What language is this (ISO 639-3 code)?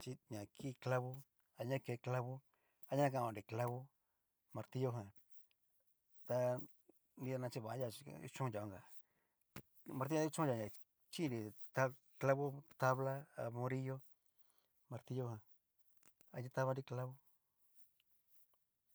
miu